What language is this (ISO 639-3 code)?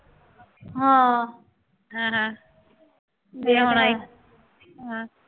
pan